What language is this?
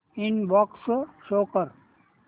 Marathi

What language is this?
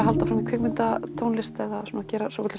Icelandic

